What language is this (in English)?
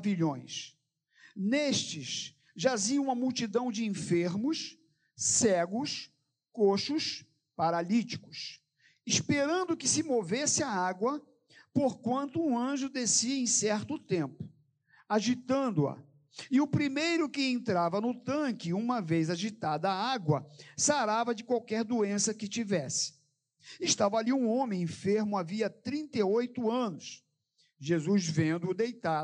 Portuguese